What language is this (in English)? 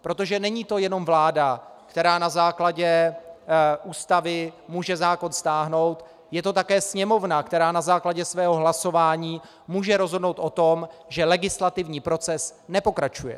Czech